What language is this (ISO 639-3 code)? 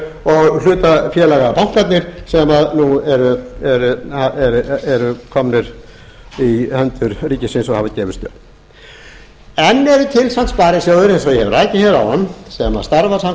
isl